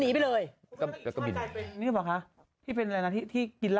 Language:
Thai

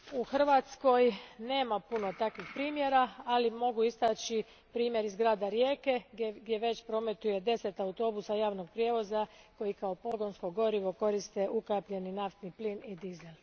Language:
Croatian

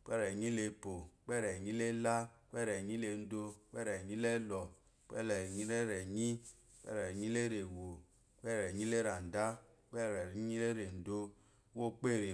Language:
Eloyi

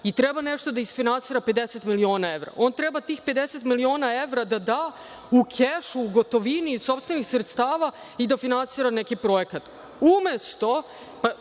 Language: Serbian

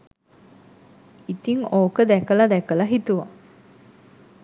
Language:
Sinhala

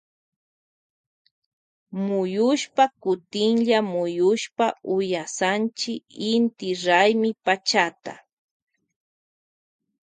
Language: Loja Highland Quichua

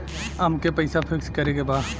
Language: Bhojpuri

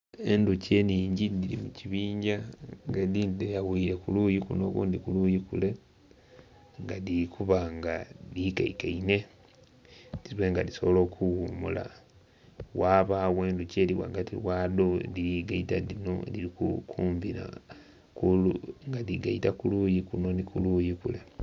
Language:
Soga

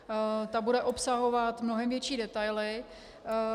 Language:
Czech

